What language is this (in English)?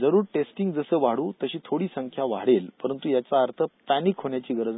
Marathi